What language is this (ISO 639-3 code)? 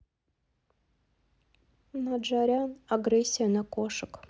rus